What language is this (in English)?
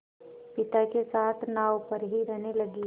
Hindi